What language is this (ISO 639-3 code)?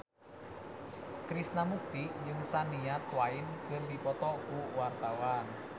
sun